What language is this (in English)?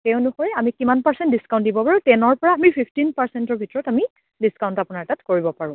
Assamese